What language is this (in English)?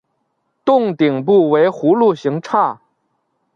Chinese